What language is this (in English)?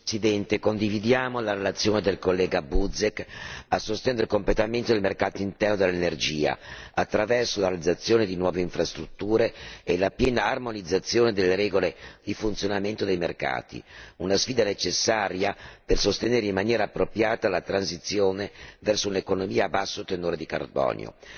Italian